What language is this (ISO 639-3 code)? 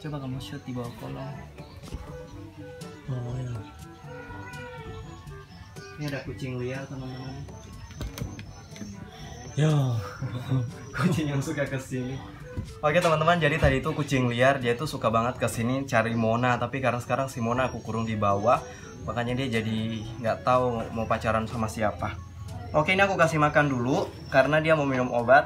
ind